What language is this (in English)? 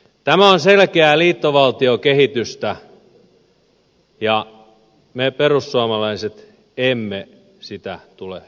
Finnish